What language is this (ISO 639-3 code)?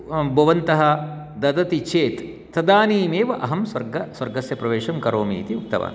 san